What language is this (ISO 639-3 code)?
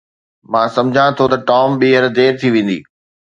snd